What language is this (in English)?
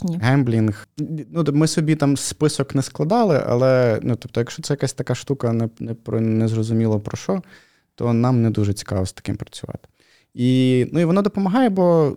Ukrainian